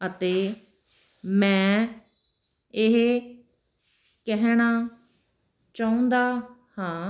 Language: Punjabi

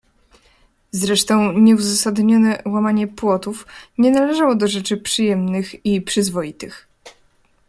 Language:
Polish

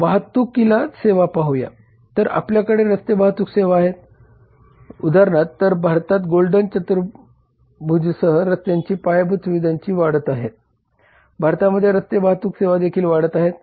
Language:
Marathi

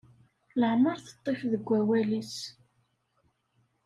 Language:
Kabyle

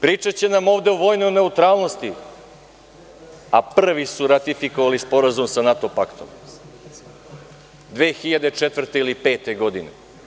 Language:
Serbian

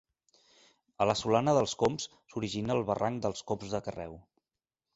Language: Catalan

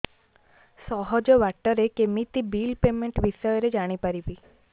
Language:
Odia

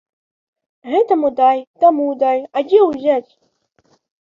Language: Belarusian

